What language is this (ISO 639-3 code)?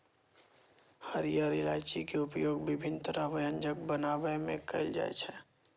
mai